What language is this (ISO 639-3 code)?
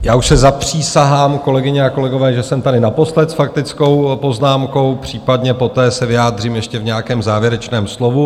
ces